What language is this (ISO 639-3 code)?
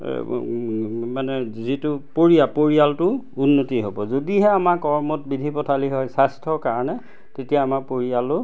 asm